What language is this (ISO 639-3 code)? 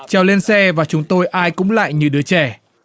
vie